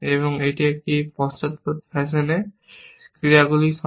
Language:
Bangla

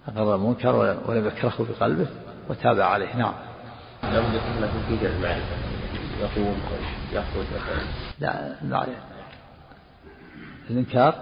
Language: Arabic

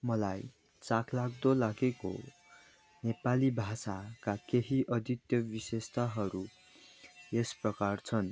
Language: Nepali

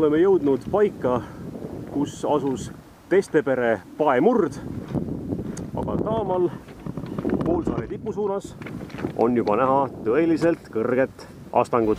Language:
Dutch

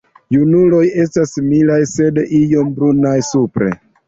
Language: Esperanto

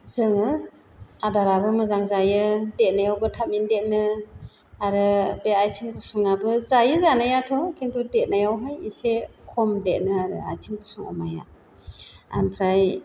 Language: Bodo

